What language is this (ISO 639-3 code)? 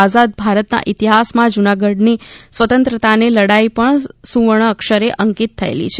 guj